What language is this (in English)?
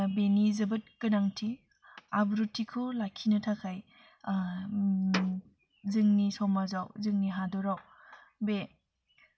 Bodo